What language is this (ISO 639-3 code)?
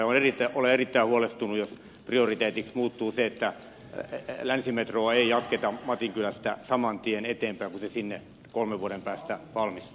fin